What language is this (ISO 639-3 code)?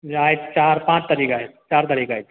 kok